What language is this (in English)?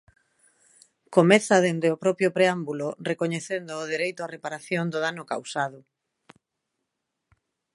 Galician